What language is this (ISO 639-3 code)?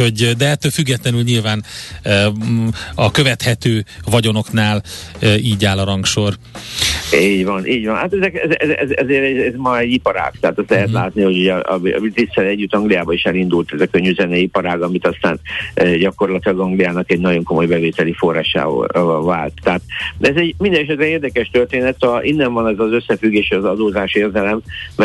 hun